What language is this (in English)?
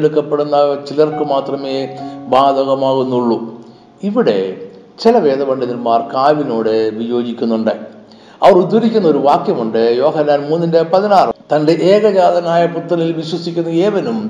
Malayalam